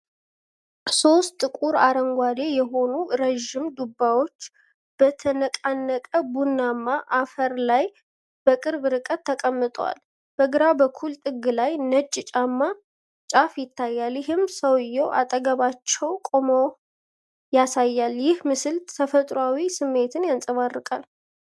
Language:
Amharic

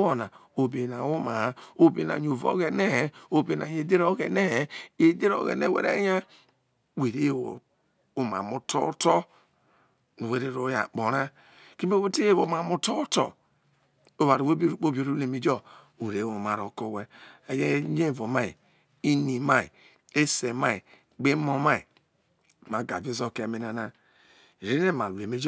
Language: Isoko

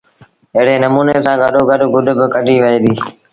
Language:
Sindhi Bhil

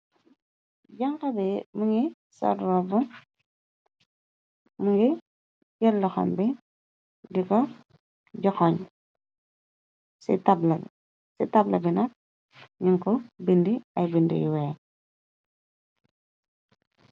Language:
Wolof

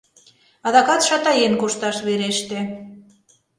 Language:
Mari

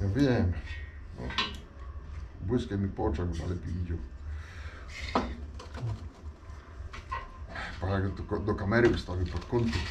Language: Polish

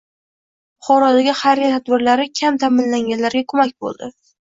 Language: Uzbek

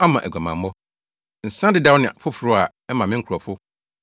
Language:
Akan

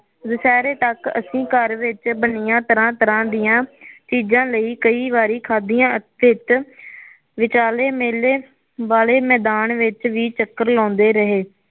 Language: Punjabi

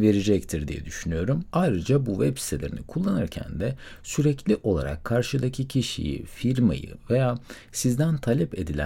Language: Turkish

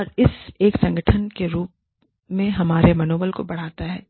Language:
Hindi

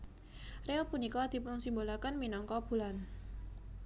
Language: Javanese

